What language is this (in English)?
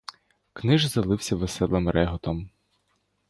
Ukrainian